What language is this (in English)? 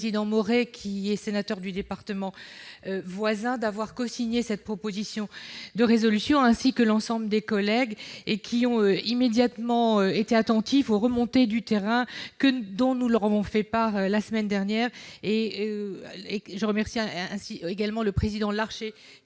French